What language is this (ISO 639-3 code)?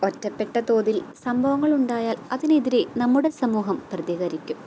mal